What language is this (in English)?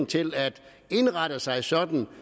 Danish